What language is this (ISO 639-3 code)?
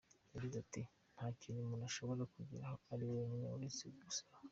kin